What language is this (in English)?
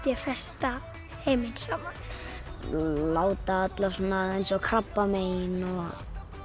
Icelandic